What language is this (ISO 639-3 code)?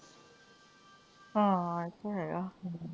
pan